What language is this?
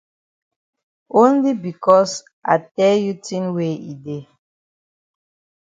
Cameroon Pidgin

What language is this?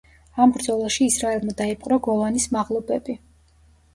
Georgian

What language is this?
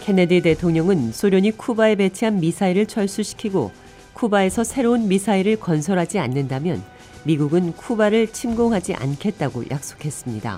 Korean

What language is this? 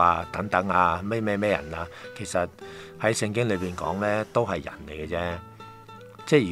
Chinese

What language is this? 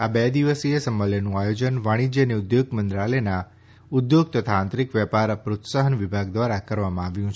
Gujarati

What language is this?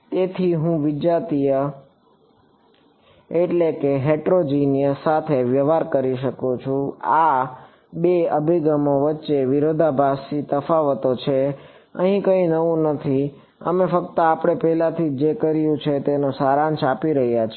Gujarati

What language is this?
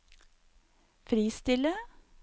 Norwegian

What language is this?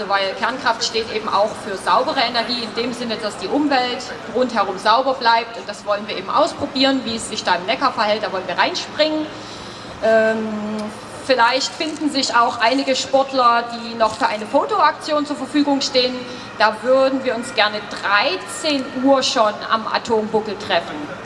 German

